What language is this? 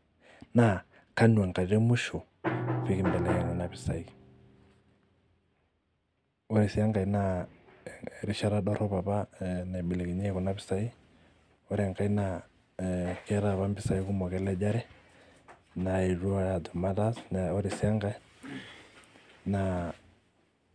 Masai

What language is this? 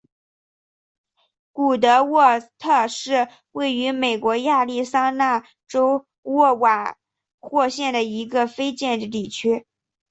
Chinese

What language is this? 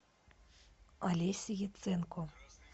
Russian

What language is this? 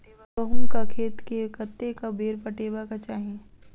Maithili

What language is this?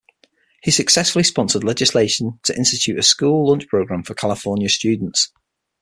English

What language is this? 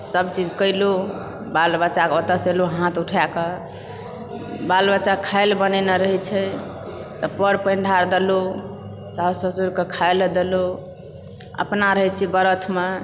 Maithili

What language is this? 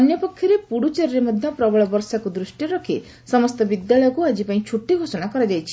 Odia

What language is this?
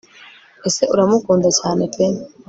Kinyarwanda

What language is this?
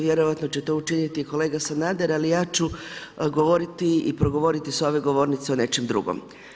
Croatian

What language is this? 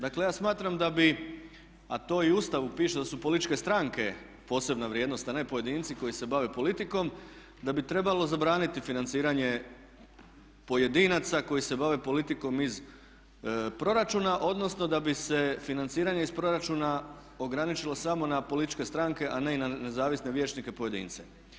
Croatian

